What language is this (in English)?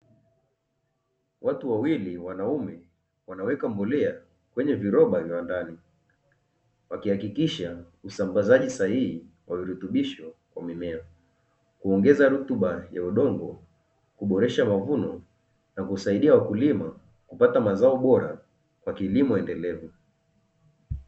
Swahili